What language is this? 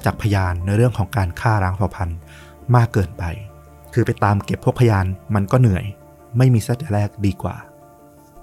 Thai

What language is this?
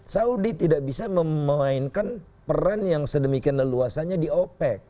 Indonesian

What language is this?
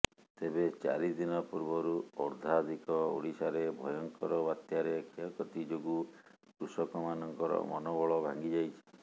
Odia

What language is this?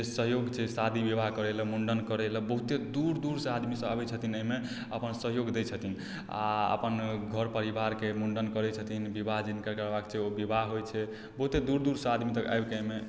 Maithili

